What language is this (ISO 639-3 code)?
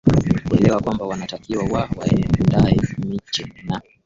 swa